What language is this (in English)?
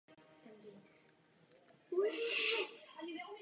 Czech